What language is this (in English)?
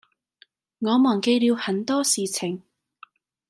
Cantonese